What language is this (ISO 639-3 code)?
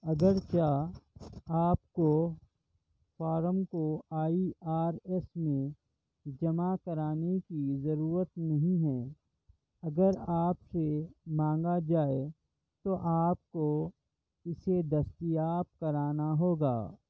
urd